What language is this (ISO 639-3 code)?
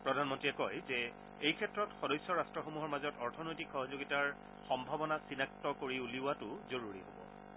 asm